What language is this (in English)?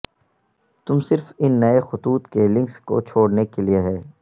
Urdu